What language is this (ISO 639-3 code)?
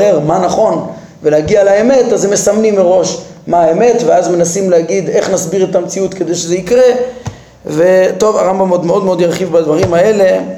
heb